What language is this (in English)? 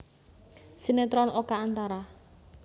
Javanese